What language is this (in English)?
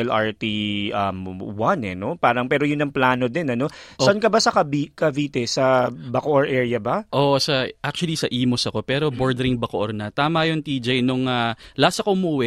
Filipino